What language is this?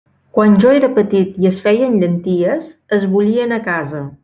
Catalan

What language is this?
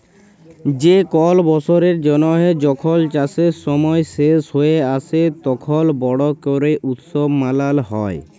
Bangla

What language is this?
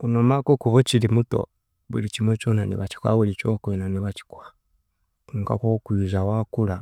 Chiga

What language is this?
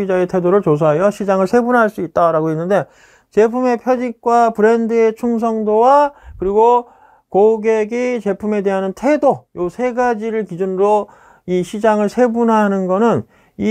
Korean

